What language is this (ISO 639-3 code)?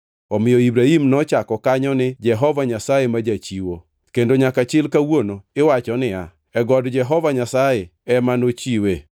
luo